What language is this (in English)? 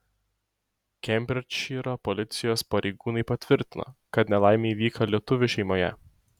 Lithuanian